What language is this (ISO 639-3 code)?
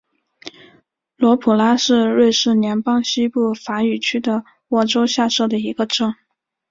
zho